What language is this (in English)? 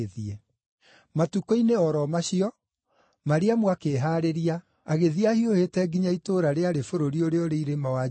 Kikuyu